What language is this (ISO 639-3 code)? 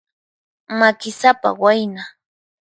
qxp